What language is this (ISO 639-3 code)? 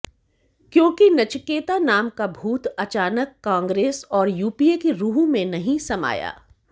hin